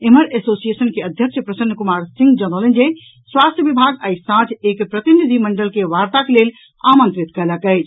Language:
Maithili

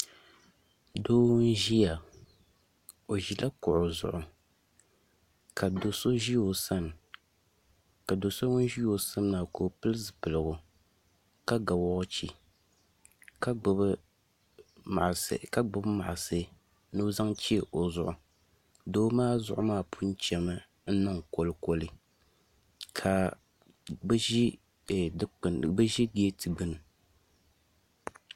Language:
Dagbani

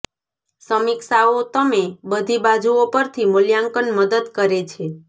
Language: Gujarati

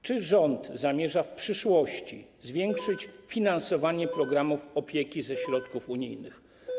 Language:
Polish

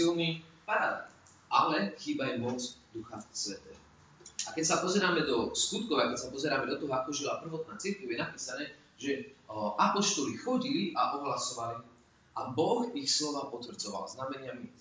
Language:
Slovak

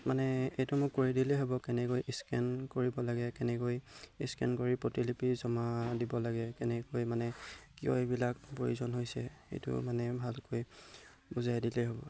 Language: Assamese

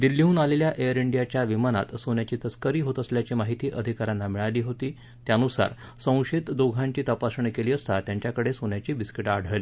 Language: Marathi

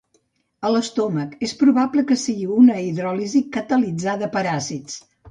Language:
Catalan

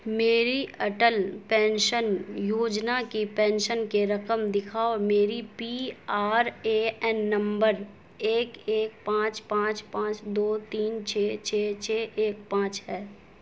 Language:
Urdu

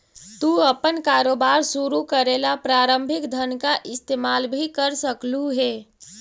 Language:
Magahi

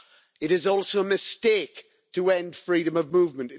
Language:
English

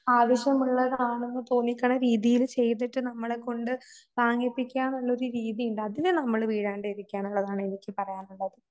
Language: Malayalam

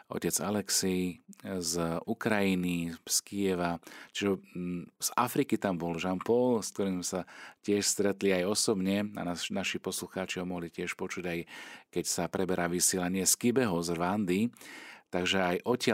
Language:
Slovak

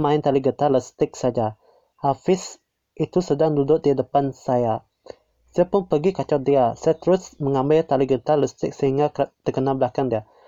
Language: Malay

